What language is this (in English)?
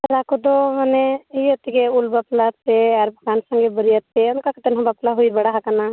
Santali